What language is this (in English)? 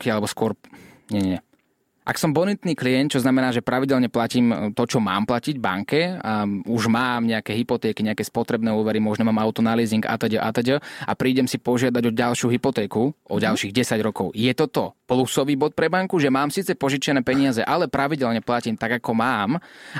Slovak